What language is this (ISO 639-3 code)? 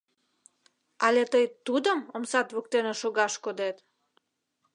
chm